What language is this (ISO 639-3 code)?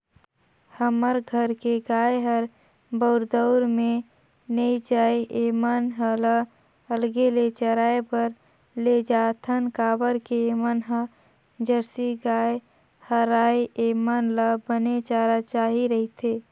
hne